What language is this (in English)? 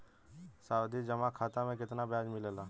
Bhojpuri